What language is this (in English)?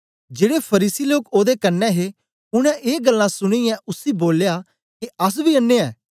Dogri